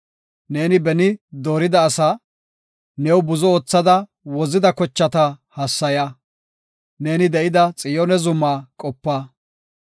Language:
Gofa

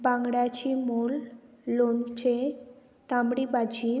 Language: Konkani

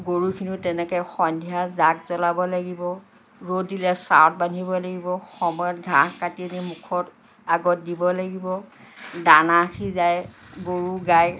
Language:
Assamese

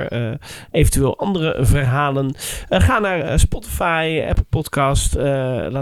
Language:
Dutch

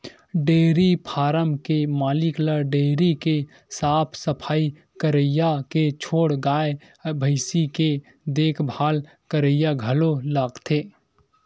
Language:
Chhattisgarhi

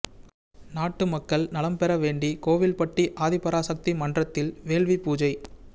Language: Tamil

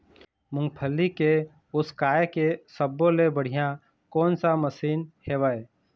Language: Chhattisgarhi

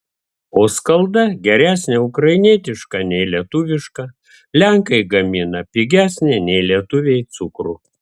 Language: Lithuanian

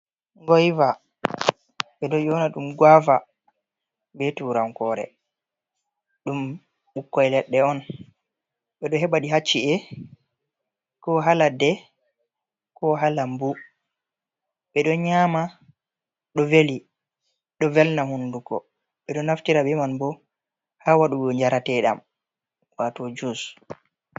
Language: Fula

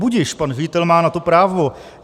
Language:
Czech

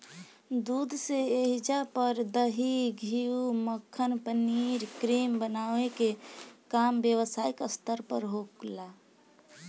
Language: Bhojpuri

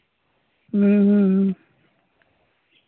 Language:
Santali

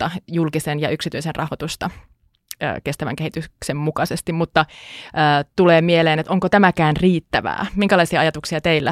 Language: Finnish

